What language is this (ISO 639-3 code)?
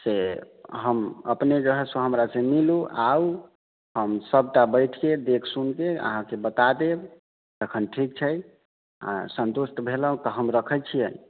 mai